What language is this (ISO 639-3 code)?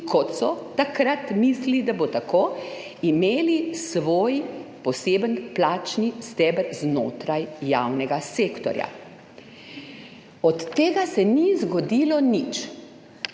slv